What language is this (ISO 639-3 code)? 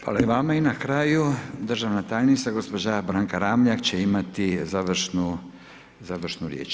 hrv